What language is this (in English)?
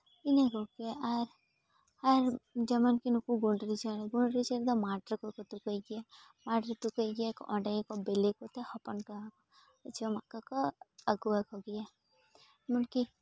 Santali